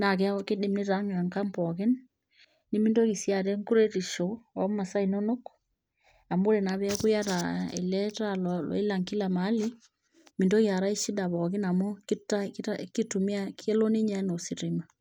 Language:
Masai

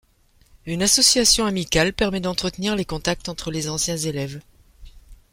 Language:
French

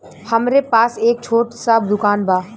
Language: Bhojpuri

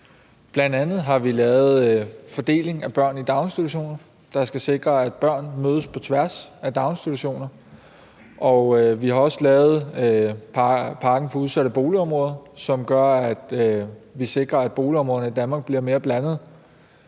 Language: Danish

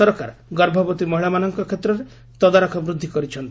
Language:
Odia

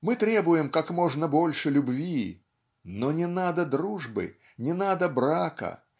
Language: Russian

